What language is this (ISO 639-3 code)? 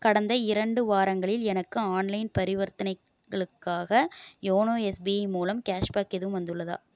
tam